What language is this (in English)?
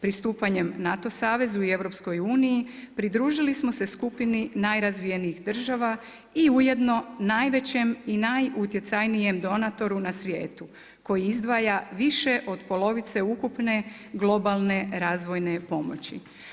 Croatian